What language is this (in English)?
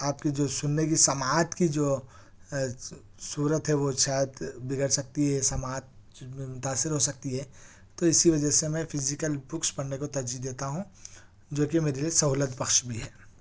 Urdu